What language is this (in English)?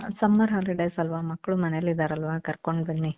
Kannada